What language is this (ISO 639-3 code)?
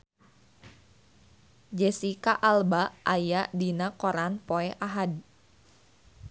sun